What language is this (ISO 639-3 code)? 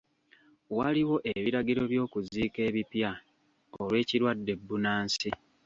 lug